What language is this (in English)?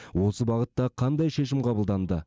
Kazakh